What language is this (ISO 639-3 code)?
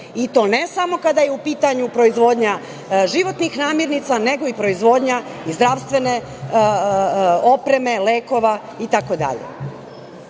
srp